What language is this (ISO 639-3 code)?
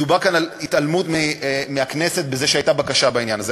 heb